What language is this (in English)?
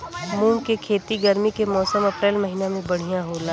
Bhojpuri